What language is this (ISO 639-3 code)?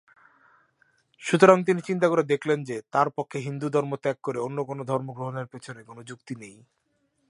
ben